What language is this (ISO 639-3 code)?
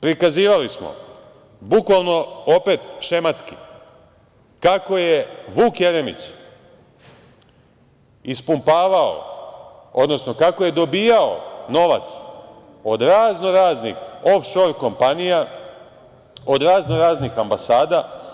srp